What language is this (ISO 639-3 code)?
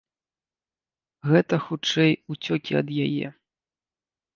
bel